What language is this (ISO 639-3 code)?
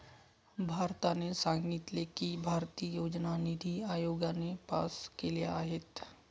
mar